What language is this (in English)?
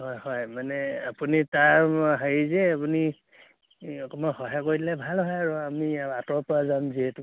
Assamese